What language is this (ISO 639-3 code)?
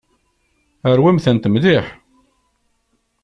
kab